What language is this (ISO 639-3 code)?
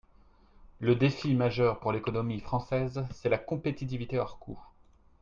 fra